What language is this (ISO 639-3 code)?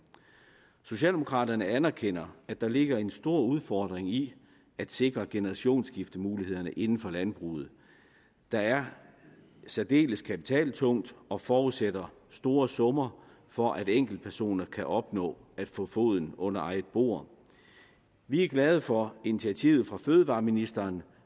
dan